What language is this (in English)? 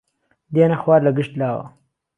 Central Kurdish